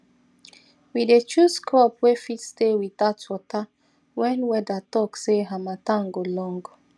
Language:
Nigerian Pidgin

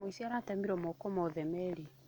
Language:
Kikuyu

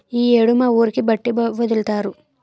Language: Telugu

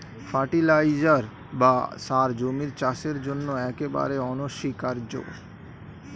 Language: Bangla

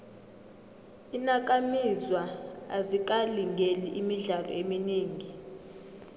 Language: South Ndebele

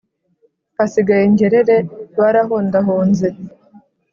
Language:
Kinyarwanda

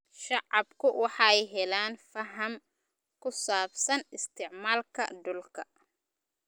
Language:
Somali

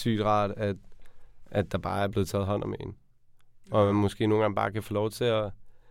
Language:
Danish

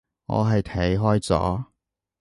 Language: Cantonese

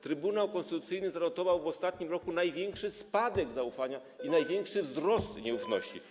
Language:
Polish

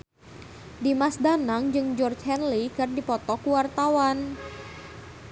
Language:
Sundanese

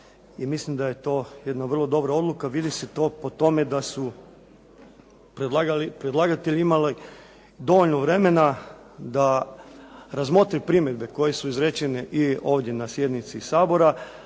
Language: Croatian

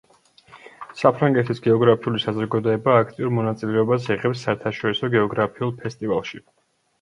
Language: Georgian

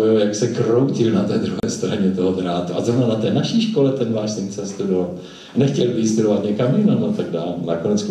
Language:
Czech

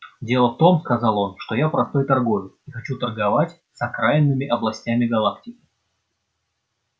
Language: Russian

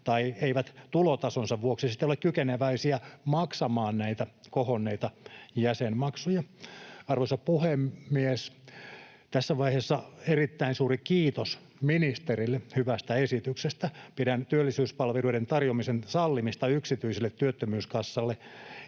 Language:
Finnish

